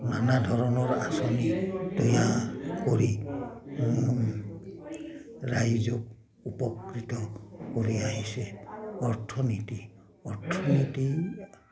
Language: Assamese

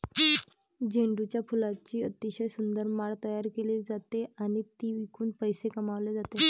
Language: Marathi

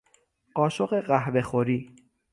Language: Persian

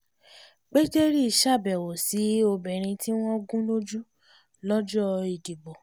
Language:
Yoruba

